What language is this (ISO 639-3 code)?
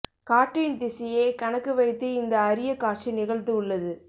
tam